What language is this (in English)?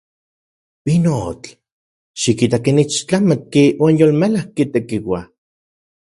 Central Puebla Nahuatl